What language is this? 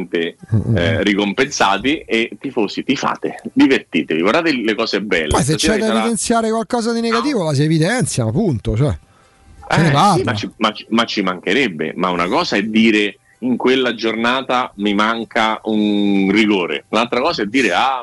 Italian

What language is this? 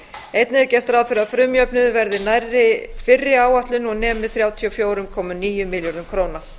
Icelandic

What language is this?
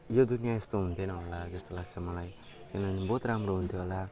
Nepali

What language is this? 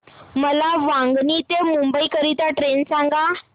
Marathi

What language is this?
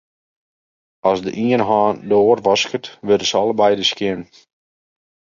Western Frisian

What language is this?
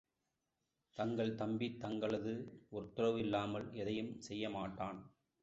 Tamil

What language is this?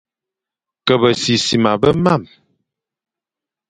Fang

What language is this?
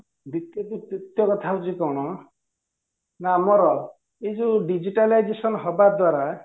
Odia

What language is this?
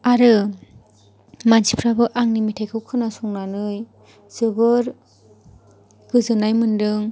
Bodo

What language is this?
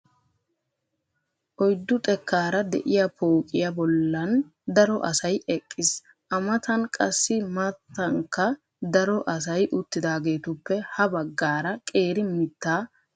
Wolaytta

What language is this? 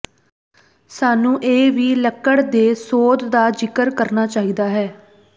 Punjabi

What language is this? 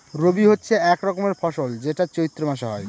Bangla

